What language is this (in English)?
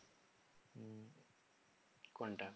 Bangla